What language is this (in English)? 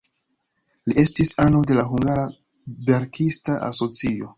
Esperanto